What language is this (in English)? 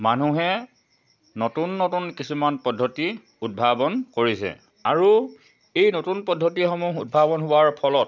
Assamese